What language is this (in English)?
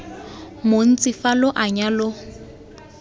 Tswana